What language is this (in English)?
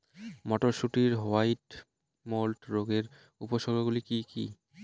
Bangla